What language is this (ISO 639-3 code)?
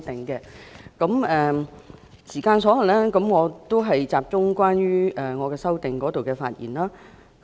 yue